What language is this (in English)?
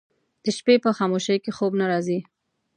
Pashto